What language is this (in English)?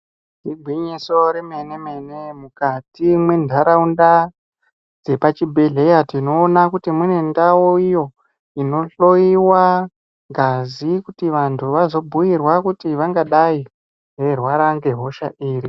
Ndau